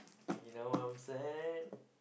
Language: English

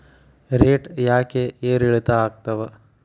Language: Kannada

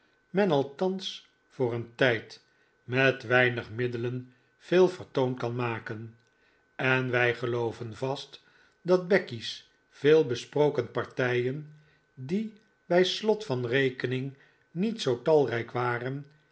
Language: Dutch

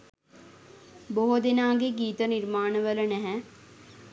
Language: Sinhala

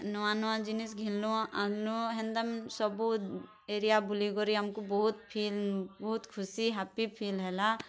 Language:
Odia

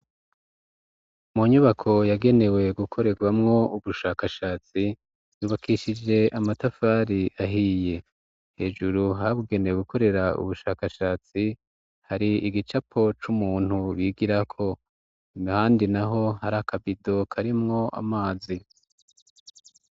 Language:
Rundi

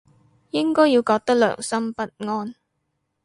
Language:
Cantonese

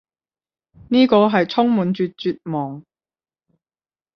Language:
Cantonese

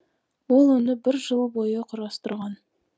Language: Kazakh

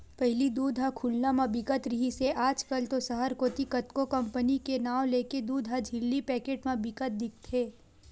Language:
Chhattisgarhi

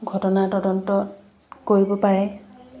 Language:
Assamese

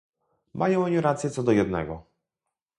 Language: Polish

